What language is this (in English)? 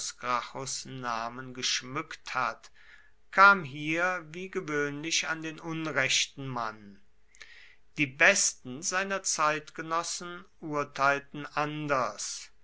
German